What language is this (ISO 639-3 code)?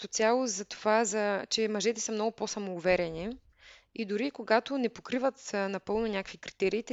bul